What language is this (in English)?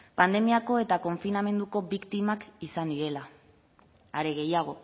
Basque